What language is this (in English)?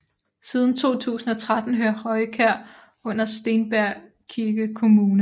Danish